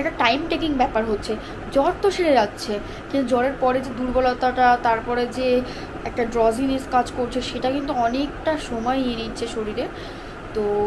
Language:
Romanian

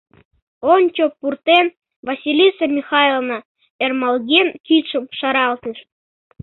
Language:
Mari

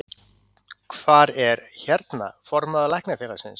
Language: Icelandic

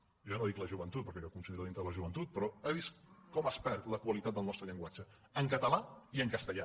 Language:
Catalan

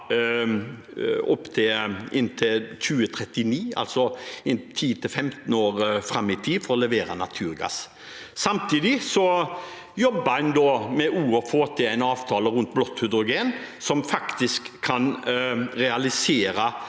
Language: Norwegian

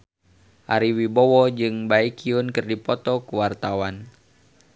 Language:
Sundanese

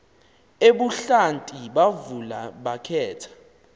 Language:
Xhosa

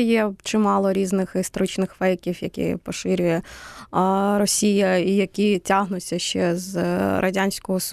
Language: Ukrainian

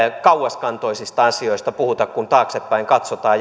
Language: Finnish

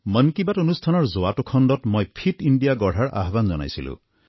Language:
Assamese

